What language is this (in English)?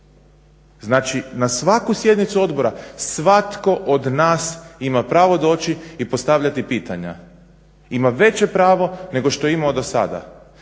Croatian